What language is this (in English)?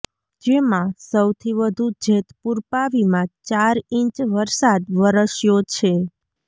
Gujarati